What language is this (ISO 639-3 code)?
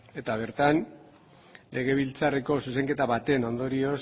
eus